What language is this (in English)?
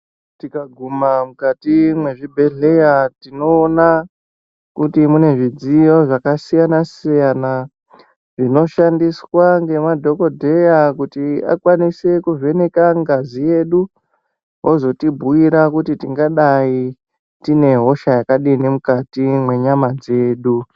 Ndau